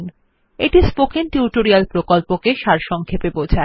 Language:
Bangla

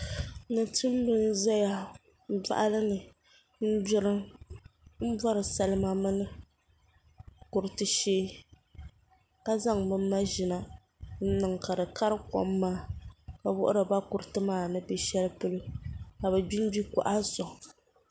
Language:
Dagbani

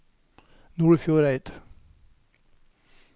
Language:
Norwegian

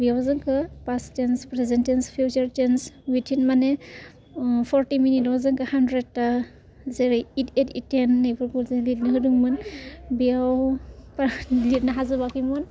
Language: Bodo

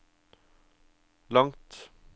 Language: Norwegian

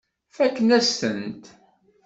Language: Kabyle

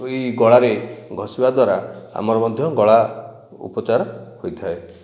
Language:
Odia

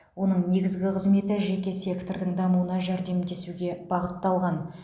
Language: Kazakh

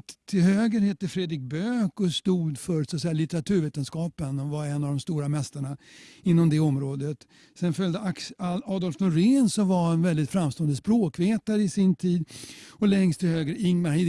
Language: Swedish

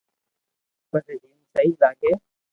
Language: Loarki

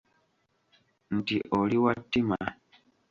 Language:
Ganda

